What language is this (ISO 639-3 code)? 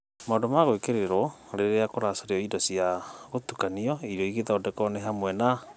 kik